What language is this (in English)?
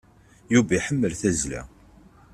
Kabyle